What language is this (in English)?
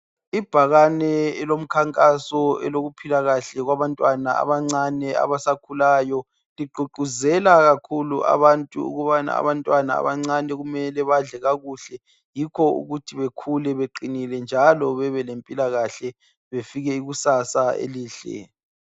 North Ndebele